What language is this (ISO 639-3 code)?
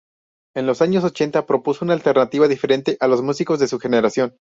spa